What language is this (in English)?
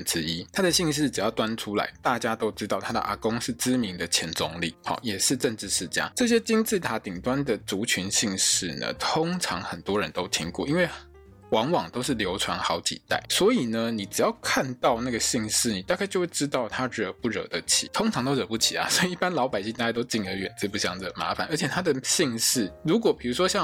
Chinese